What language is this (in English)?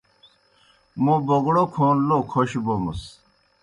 Kohistani Shina